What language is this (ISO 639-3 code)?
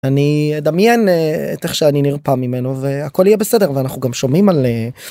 heb